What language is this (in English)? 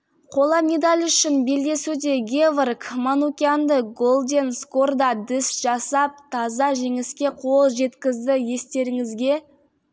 Kazakh